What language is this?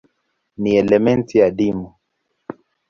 Swahili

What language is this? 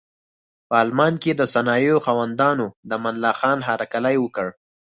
Pashto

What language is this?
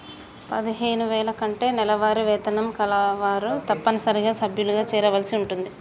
Telugu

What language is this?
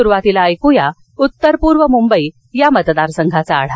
Marathi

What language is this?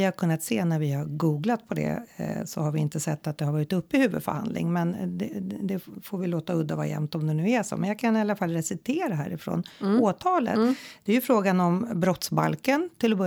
Swedish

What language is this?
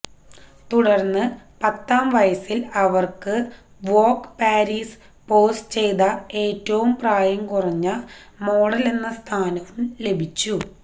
Malayalam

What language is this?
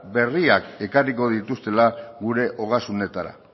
Basque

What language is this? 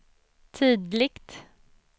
Swedish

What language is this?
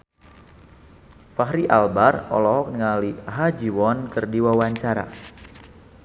Sundanese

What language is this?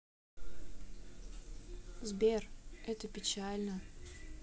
Russian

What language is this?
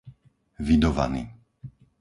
Slovak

